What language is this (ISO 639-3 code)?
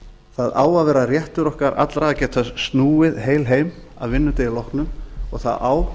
isl